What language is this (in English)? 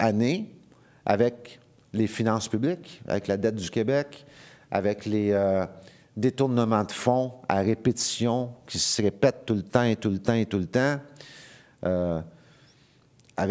French